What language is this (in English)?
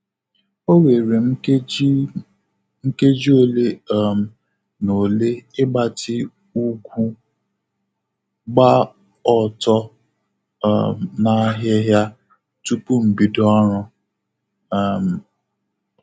Igbo